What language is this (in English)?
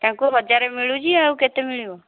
Odia